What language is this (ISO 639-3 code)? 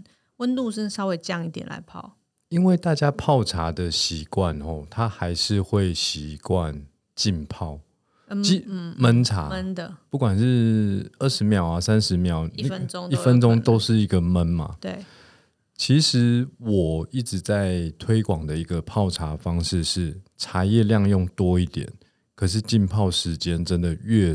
zho